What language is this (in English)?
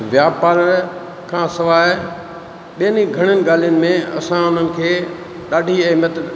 Sindhi